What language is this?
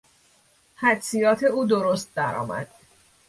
Persian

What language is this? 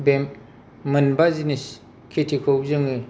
Bodo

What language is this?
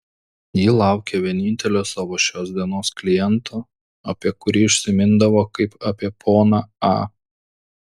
Lithuanian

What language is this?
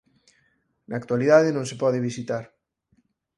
Galician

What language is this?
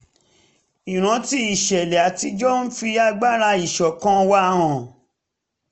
Yoruba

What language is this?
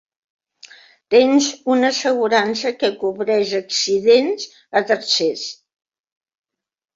Catalan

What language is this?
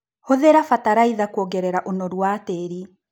Kikuyu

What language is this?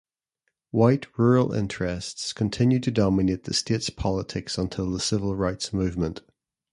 English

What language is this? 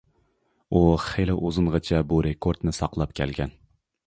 Uyghur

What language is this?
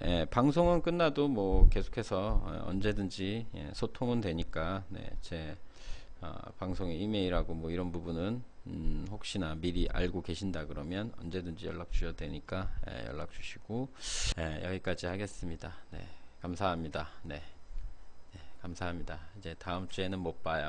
Korean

